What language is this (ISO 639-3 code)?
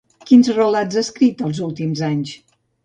cat